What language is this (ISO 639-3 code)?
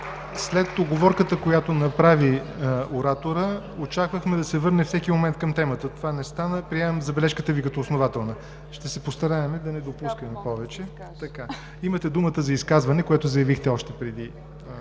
bul